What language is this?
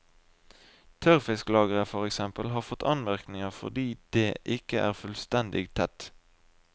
Norwegian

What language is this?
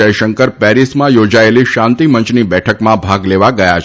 Gujarati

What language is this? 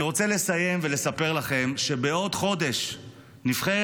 Hebrew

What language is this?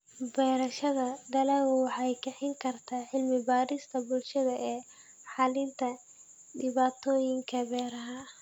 Somali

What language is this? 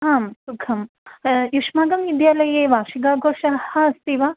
Sanskrit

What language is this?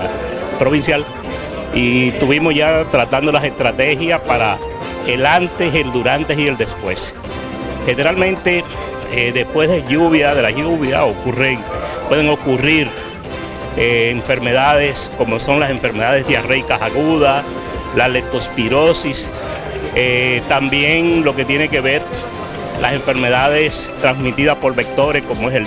Spanish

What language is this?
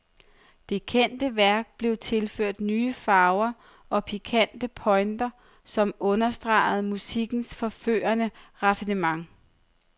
Danish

